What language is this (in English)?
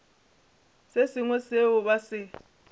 Northern Sotho